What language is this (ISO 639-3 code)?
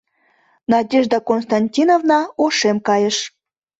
chm